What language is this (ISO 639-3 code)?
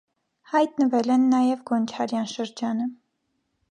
hye